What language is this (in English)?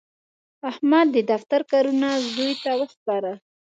Pashto